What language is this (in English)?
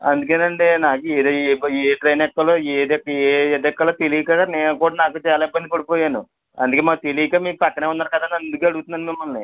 Telugu